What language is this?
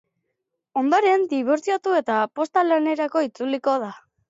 Basque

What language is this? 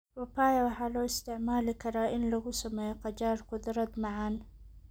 Somali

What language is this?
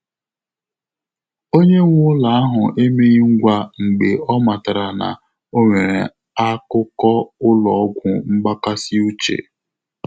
Igbo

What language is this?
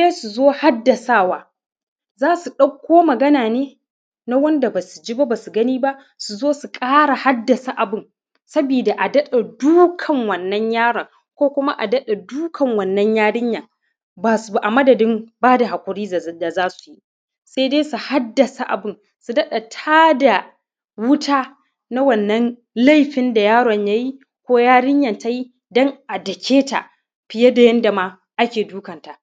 Hausa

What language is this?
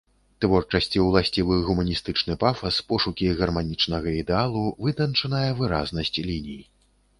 Belarusian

